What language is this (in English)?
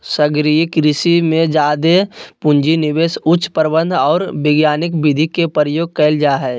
Magahi